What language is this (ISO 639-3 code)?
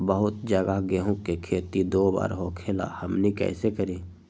mag